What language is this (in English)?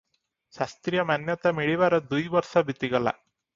Odia